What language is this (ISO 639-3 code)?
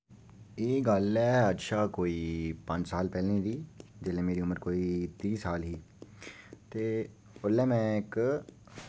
doi